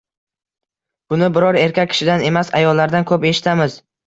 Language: Uzbek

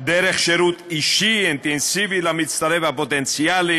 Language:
Hebrew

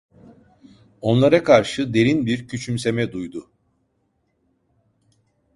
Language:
Turkish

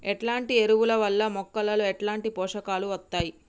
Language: Telugu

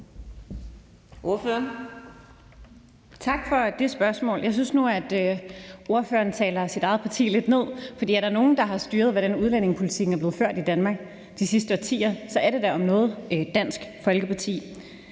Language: Danish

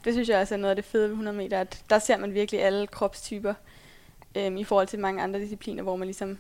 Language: Danish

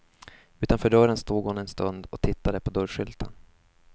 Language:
Swedish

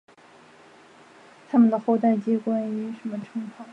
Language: Chinese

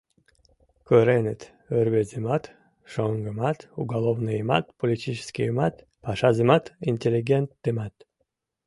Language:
Mari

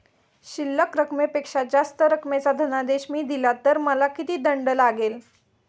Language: Marathi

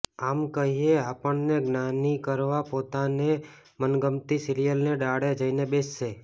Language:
Gujarati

